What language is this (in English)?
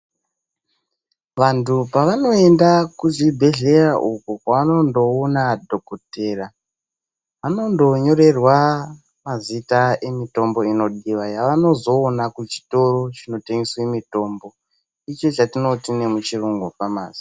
Ndau